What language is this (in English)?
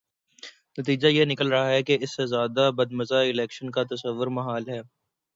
Urdu